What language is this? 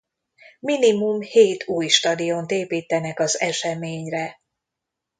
Hungarian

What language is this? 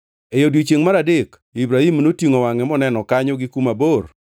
Luo (Kenya and Tanzania)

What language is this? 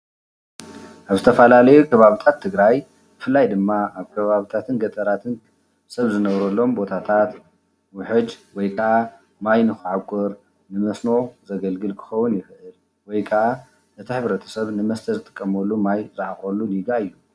Tigrinya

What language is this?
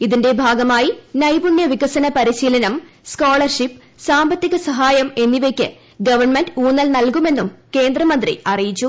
Malayalam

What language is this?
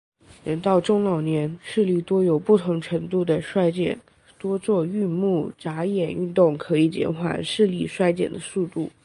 Chinese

